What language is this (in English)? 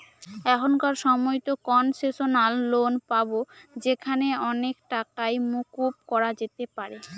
Bangla